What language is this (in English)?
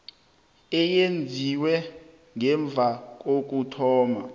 South Ndebele